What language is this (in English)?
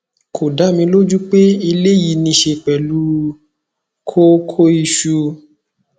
Yoruba